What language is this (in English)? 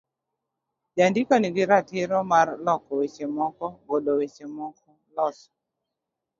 Luo (Kenya and Tanzania)